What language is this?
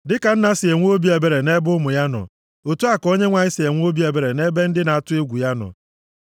Igbo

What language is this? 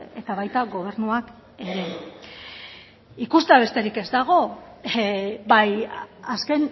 Basque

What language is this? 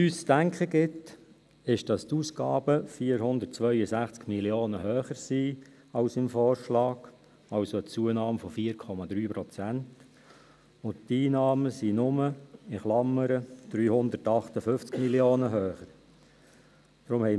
Swiss German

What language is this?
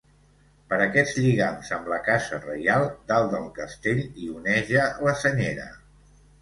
Catalan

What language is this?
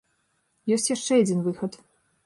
Belarusian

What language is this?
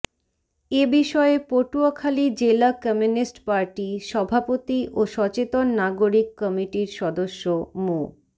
Bangla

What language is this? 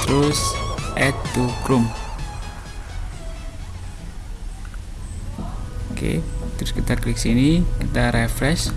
Indonesian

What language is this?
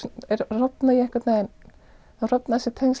Icelandic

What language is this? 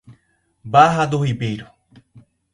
Portuguese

